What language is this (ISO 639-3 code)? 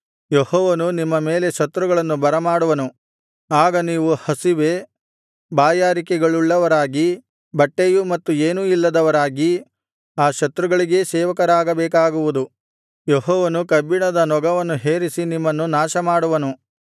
kan